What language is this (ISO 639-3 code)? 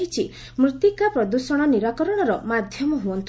ori